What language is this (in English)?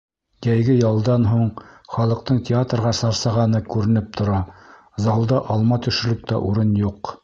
Bashkir